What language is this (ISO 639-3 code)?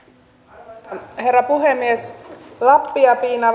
fin